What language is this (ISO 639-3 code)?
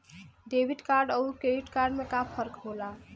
bho